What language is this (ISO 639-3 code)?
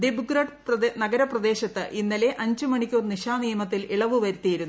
mal